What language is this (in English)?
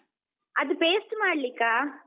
Kannada